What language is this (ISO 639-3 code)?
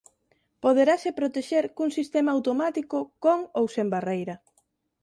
glg